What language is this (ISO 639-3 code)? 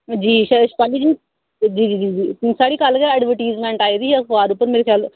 doi